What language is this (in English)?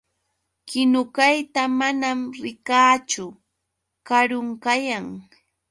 Yauyos Quechua